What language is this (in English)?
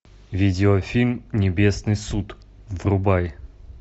Russian